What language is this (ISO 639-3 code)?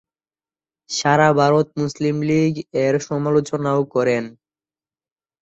ben